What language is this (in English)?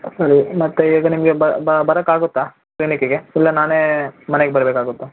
Kannada